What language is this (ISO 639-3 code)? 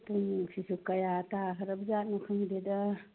mni